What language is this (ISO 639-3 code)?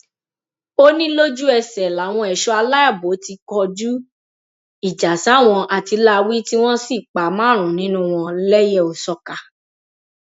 yor